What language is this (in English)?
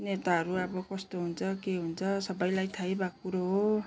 Nepali